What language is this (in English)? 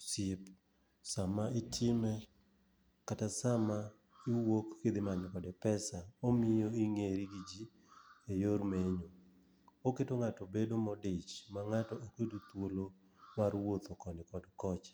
Luo (Kenya and Tanzania)